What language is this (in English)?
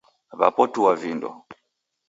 Taita